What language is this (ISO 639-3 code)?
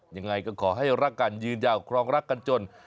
tha